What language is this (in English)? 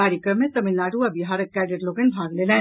Maithili